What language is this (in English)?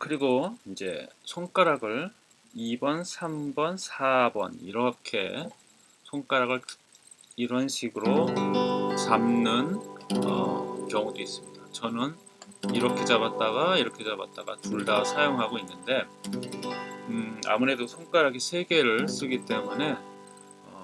Korean